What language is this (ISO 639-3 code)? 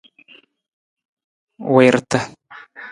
nmz